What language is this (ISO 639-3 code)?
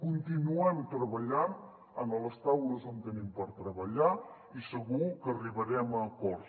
cat